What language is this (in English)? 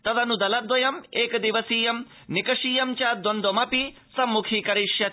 Sanskrit